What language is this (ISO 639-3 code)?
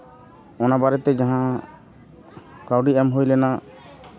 sat